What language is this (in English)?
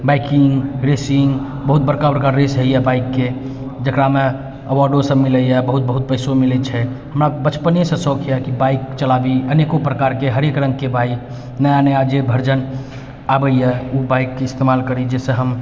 Maithili